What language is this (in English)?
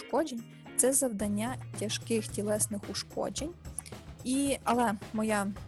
Ukrainian